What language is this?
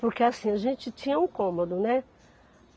Portuguese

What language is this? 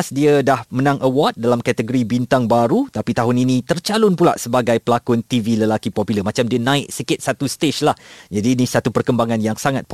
Malay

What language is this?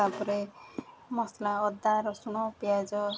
Odia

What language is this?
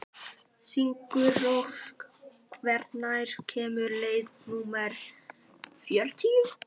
Icelandic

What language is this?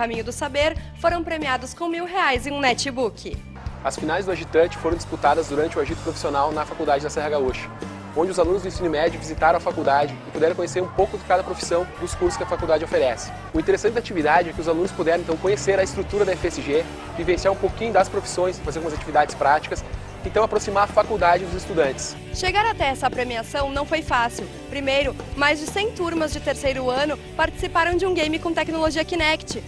Portuguese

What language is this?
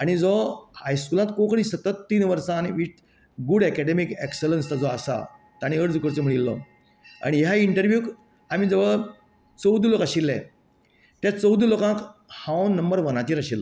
Konkani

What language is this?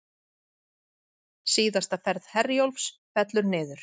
Icelandic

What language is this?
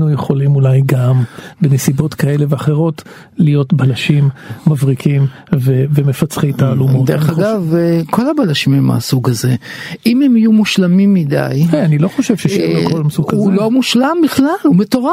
Hebrew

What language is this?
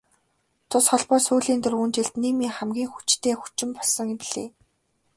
Mongolian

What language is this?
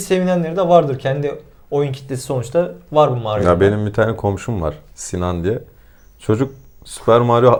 Turkish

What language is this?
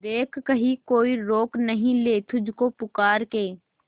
Hindi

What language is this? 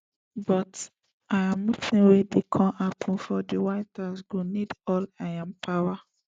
Nigerian Pidgin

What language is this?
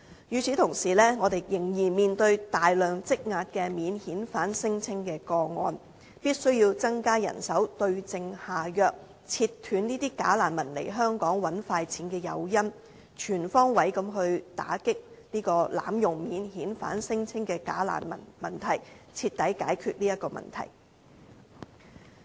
Cantonese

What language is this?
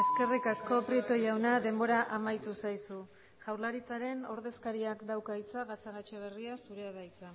Basque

